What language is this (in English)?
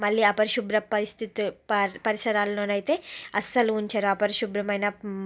Telugu